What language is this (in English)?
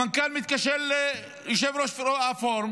Hebrew